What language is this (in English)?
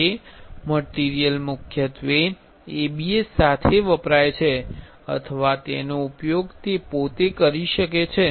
Gujarati